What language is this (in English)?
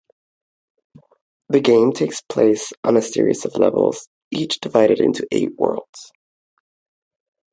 English